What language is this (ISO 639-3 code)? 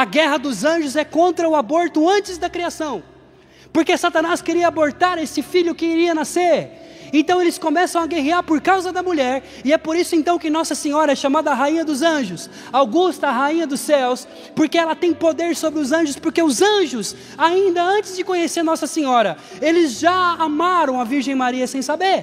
por